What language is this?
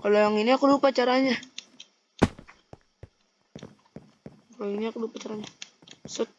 Indonesian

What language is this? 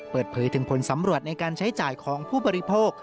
Thai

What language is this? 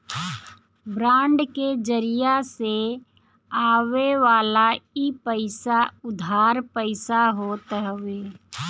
Bhojpuri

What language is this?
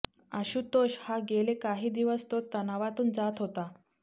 Marathi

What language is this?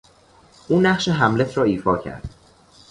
Persian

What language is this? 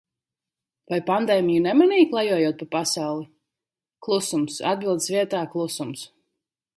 Latvian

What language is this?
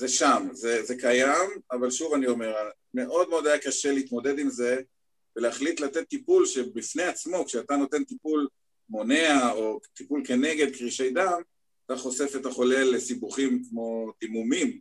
Hebrew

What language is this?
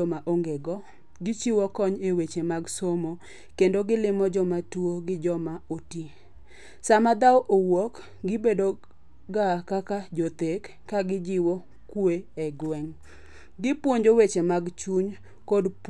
Luo (Kenya and Tanzania)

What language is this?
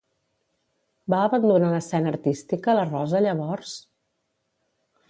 Catalan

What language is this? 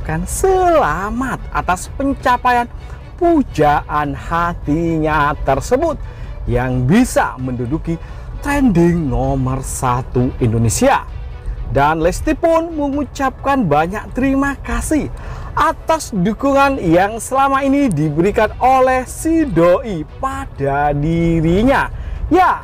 Indonesian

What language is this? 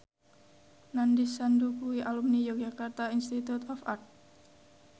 Javanese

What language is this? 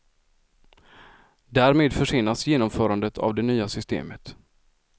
Swedish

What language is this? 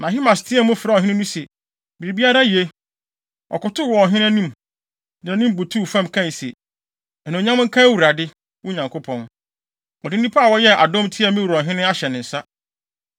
Akan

